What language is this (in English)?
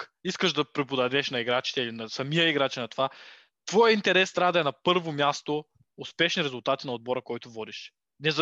Bulgarian